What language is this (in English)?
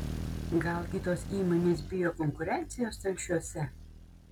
Lithuanian